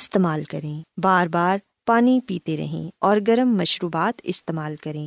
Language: Urdu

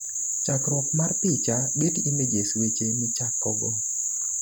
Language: Luo (Kenya and Tanzania)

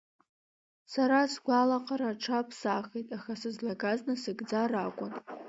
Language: Abkhazian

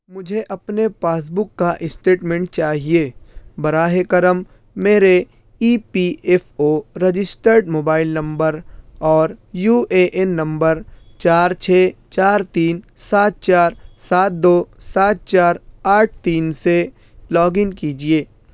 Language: Urdu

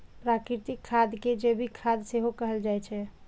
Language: Maithili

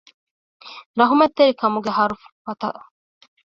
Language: Divehi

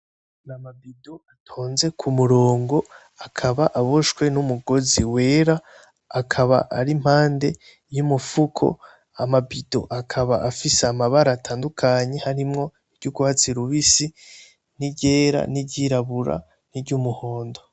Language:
Rundi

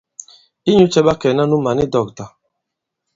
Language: Bankon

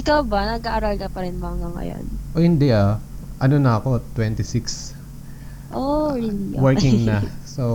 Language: Filipino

